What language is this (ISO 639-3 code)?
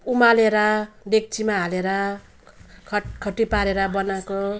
nep